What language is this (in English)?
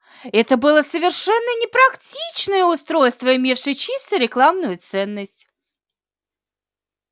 Russian